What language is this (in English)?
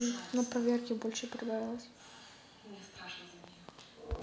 Russian